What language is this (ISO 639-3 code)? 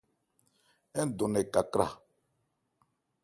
ebr